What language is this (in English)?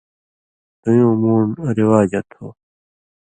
Indus Kohistani